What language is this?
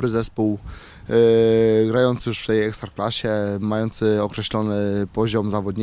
Polish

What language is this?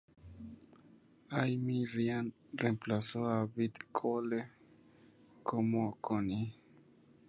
Spanish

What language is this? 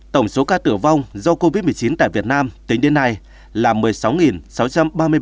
Vietnamese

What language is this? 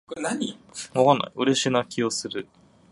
Japanese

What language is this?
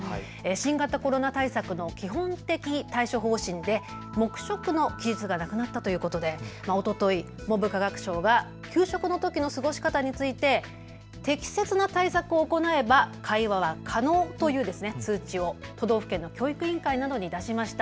Japanese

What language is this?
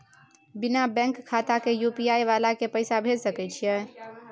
Maithili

